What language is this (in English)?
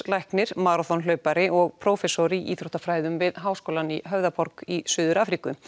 Icelandic